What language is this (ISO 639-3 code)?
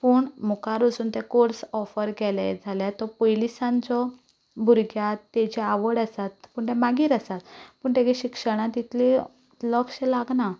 kok